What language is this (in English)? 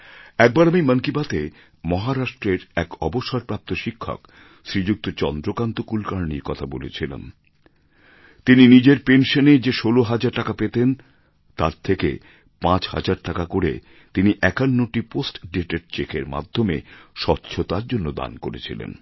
Bangla